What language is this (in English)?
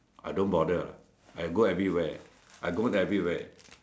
English